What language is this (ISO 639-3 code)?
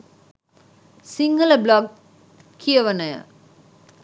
sin